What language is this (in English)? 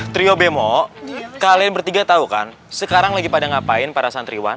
Indonesian